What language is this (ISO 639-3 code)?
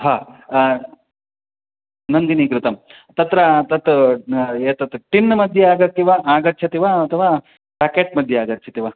san